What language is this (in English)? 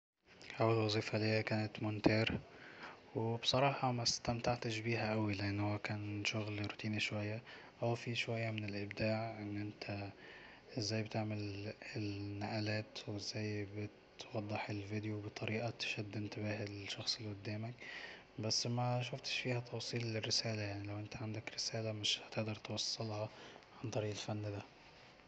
Egyptian Arabic